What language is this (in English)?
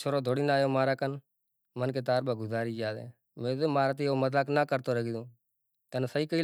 Kachi Koli